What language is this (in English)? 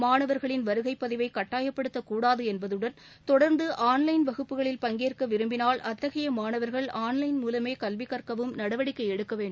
Tamil